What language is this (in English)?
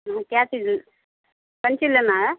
Maithili